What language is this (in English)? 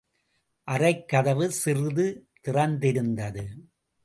Tamil